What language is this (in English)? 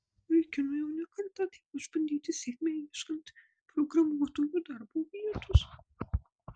Lithuanian